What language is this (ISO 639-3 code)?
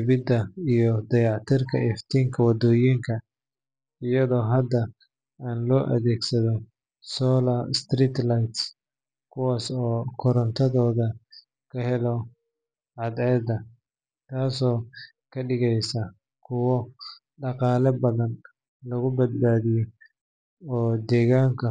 som